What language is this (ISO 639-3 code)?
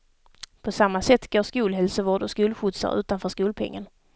swe